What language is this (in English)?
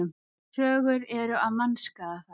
Icelandic